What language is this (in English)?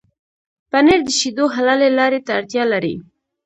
Pashto